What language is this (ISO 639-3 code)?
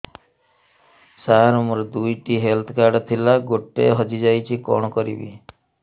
ori